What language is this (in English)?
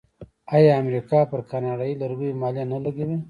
Pashto